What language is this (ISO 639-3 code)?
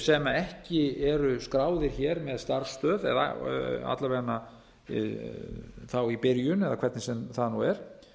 isl